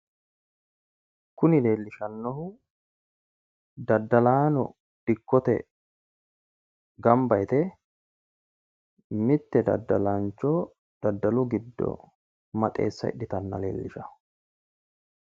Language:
Sidamo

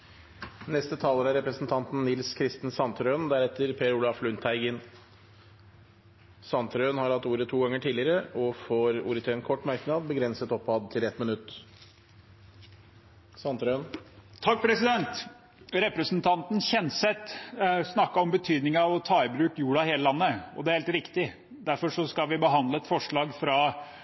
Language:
Norwegian Bokmål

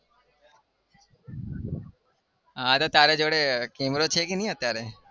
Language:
Gujarati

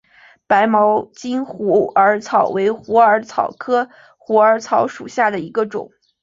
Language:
Chinese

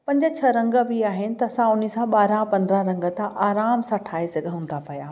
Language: Sindhi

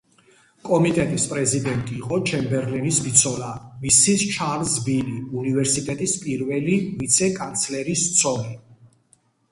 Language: Georgian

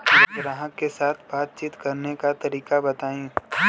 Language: Bhojpuri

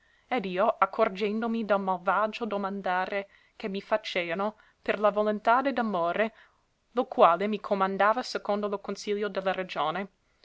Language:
Italian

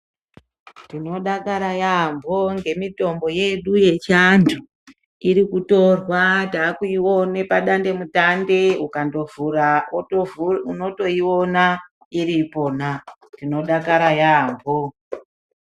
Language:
Ndau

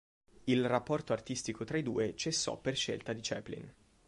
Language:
Italian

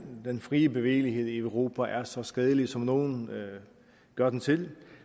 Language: Danish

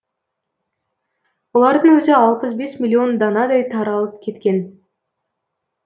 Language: Kazakh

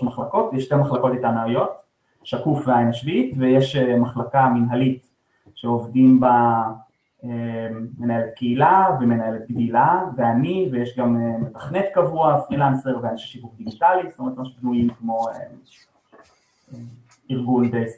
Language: Hebrew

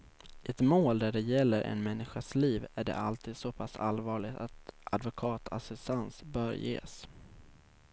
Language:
Swedish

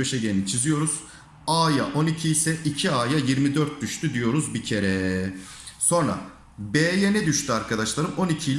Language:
Turkish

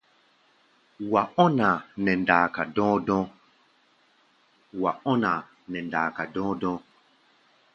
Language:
Gbaya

